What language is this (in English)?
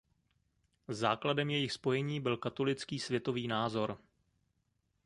Czech